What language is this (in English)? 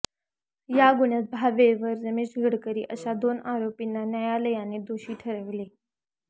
Marathi